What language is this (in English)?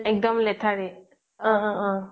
Assamese